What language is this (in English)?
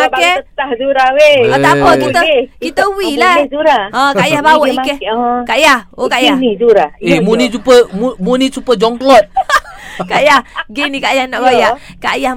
Malay